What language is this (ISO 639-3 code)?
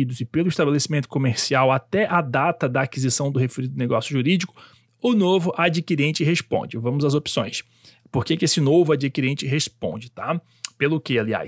por